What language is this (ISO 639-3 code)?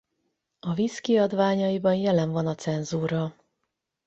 hun